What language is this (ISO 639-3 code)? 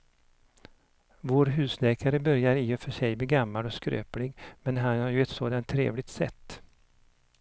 swe